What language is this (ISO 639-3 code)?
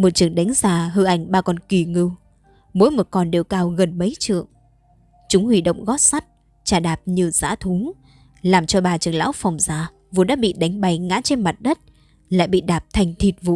vie